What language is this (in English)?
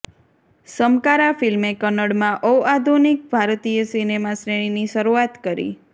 Gujarati